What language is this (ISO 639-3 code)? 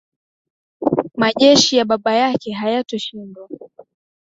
swa